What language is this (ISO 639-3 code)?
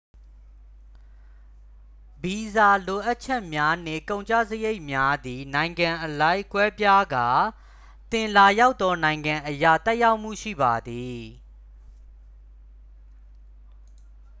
mya